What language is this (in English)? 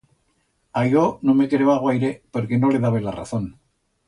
Aragonese